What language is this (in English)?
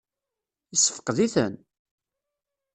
Kabyle